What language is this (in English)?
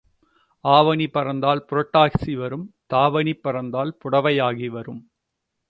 Tamil